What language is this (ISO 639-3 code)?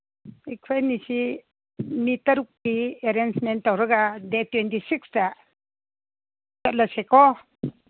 mni